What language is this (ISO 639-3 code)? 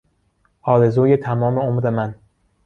fas